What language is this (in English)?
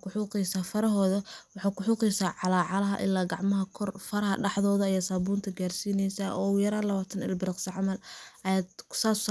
Somali